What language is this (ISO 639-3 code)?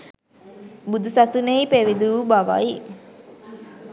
sin